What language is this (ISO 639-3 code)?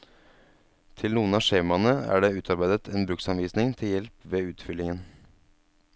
nor